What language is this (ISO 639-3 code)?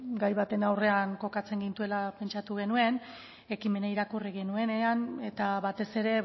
eus